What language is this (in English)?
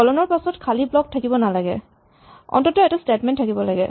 Assamese